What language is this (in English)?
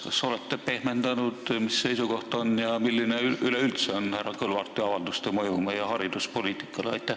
Estonian